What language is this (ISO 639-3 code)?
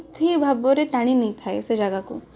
ori